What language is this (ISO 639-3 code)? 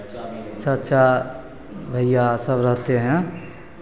mai